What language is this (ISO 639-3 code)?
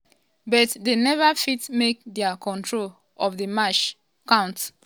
pcm